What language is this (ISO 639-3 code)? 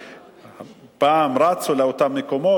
heb